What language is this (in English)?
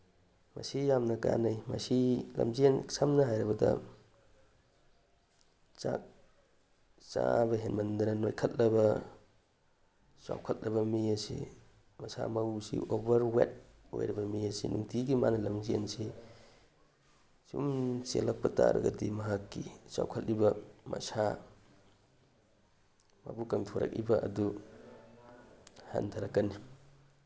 Manipuri